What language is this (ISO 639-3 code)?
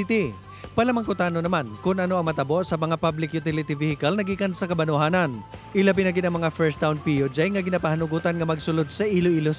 fil